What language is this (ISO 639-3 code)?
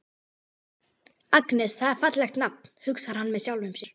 isl